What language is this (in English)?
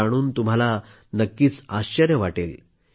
Marathi